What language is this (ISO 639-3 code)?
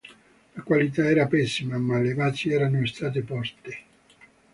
ita